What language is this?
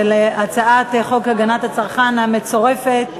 Hebrew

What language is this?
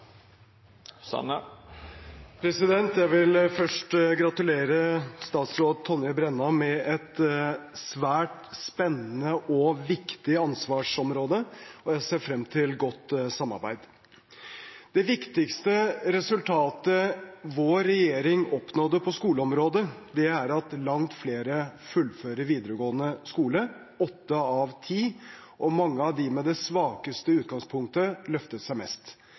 Norwegian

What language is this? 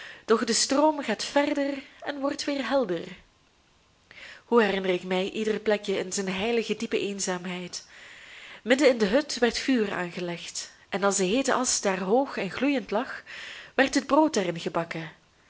Dutch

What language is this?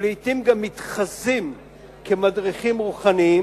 Hebrew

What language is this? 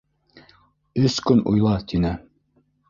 Bashkir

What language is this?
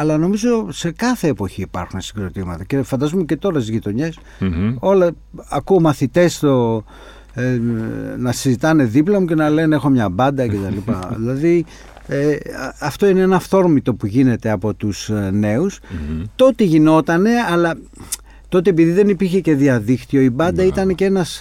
Greek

